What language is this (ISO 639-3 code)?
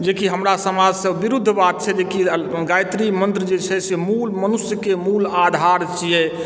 mai